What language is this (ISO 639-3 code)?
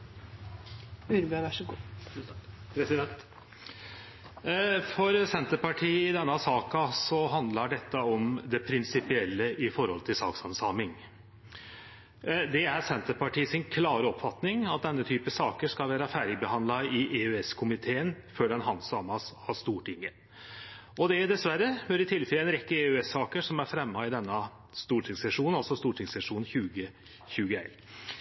nor